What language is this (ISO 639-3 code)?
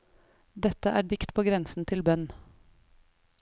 nor